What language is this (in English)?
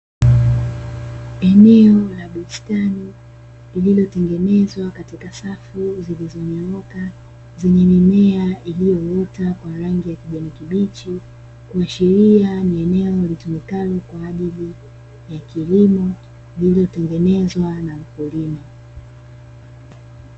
Swahili